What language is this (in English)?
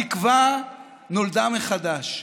Hebrew